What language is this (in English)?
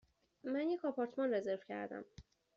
Persian